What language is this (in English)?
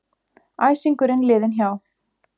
Icelandic